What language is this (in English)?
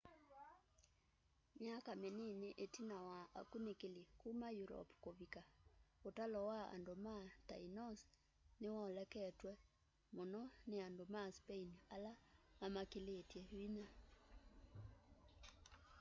Kamba